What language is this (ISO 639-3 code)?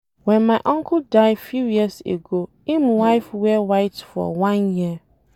pcm